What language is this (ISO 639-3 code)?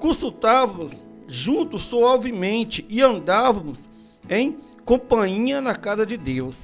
por